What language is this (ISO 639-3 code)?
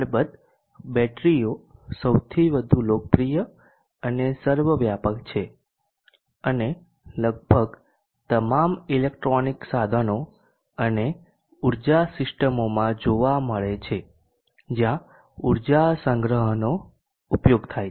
guj